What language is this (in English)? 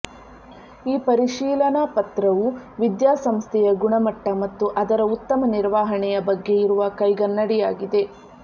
Kannada